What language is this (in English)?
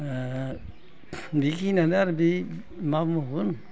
Bodo